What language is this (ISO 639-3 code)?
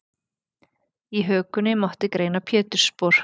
isl